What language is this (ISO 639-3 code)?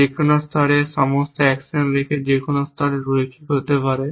ben